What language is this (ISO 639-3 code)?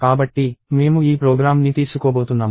tel